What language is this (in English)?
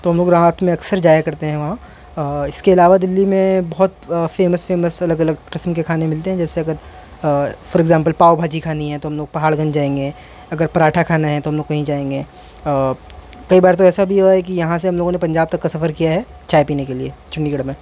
Urdu